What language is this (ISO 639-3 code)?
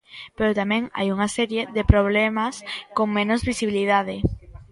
glg